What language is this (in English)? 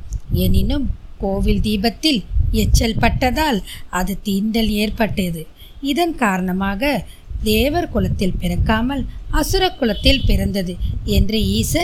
Tamil